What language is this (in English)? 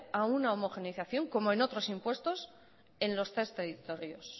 Spanish